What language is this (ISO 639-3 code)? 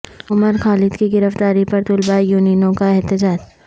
urd